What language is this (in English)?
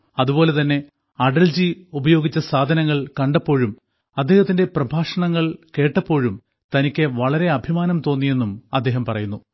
Malayalam